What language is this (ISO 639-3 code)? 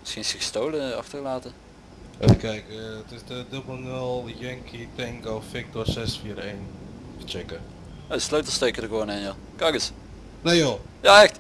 nld